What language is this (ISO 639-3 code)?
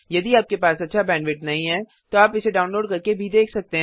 hin